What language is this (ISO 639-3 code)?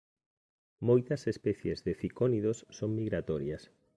glg